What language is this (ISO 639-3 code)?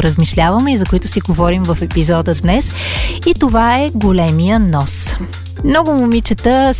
bul